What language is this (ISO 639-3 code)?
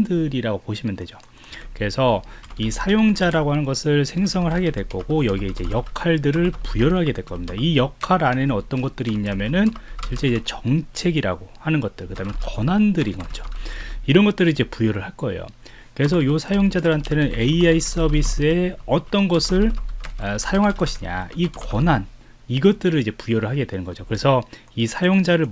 kor